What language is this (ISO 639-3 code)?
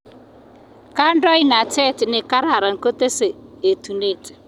kln